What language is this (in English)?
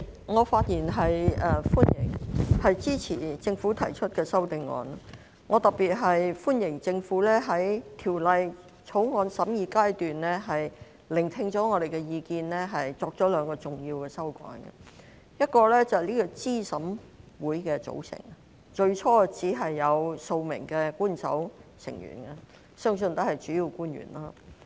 Cantonese